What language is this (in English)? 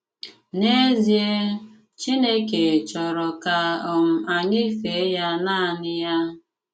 Igbo